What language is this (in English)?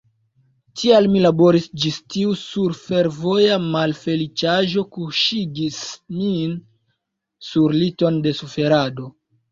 Esperanto